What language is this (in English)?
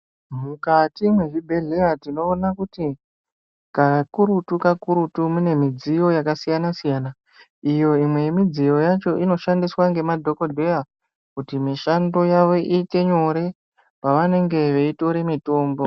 Ndau